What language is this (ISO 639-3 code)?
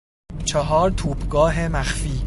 fas